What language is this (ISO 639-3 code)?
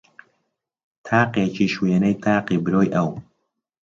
ckb